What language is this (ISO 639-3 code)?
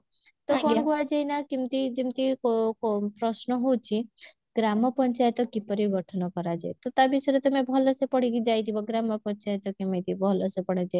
ori